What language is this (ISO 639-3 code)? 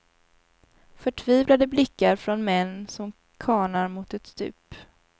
swe